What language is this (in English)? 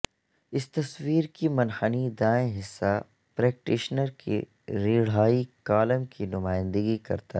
Urdu